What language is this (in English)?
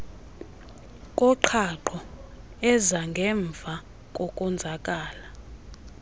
Xhosa